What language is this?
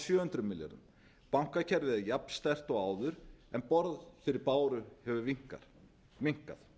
Icelandic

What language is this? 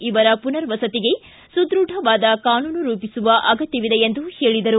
Kannada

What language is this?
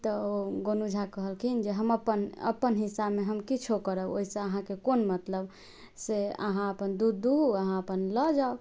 Maithili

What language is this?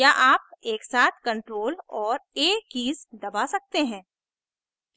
Hindi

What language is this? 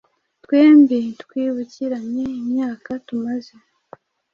Kinyarwanda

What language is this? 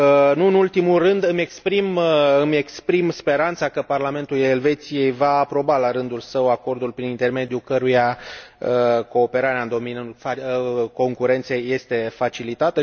Romanian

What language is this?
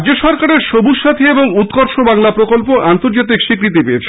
Bangla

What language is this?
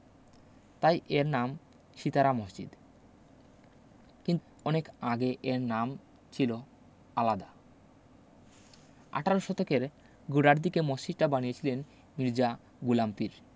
Bangla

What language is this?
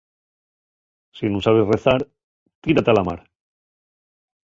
Asturian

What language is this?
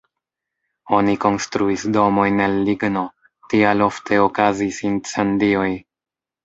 Esperanto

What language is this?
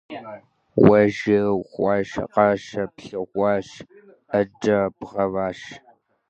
Kabardian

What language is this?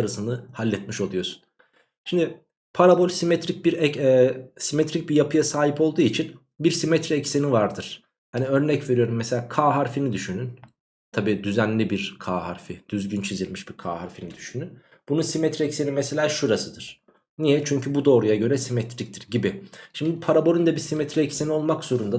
Turkish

